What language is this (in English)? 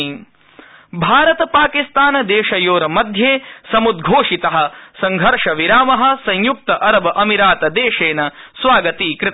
Sanskrit